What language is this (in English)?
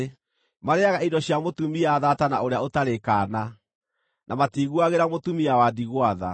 Kikuyu